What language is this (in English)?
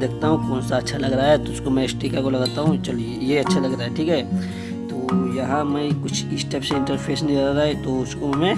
Hindi